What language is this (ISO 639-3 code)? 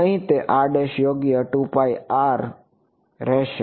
guj